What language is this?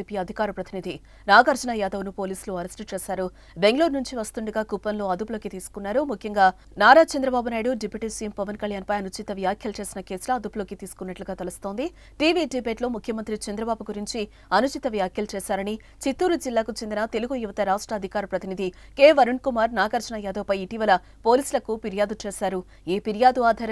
Telugu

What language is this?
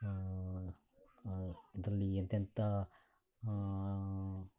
Kannada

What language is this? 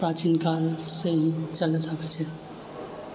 Maithili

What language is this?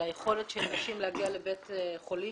Hebrew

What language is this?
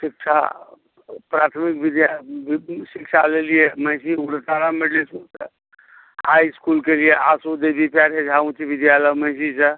Maithili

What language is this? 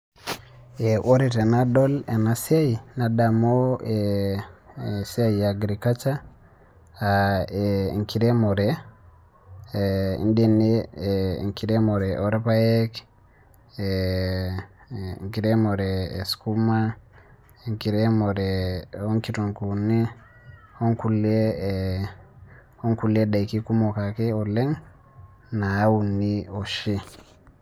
Masai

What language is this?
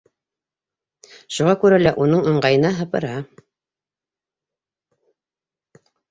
Bashkir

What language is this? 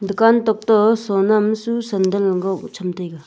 Wancho Naga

